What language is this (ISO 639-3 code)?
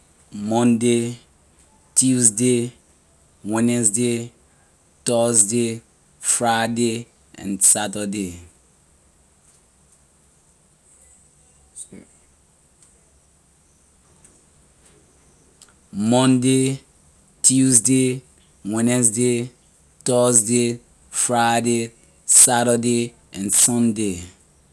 lir